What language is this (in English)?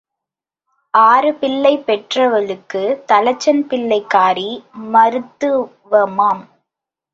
Tamil